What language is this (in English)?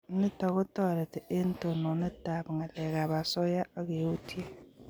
Kalenjin